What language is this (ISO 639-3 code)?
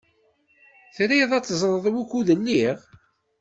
kab